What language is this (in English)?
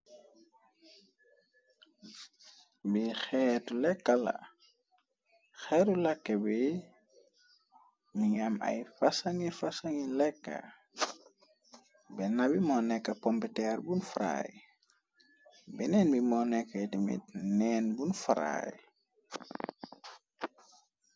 Wolof